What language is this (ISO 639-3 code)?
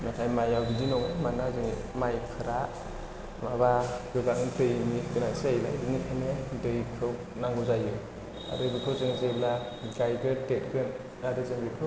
brx